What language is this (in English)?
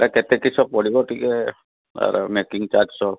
Odia